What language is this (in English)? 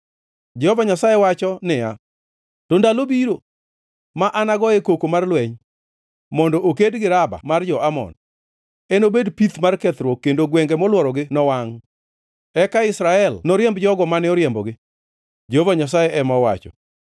Luo (Kenya and Tanzania)